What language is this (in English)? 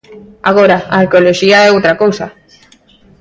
Galician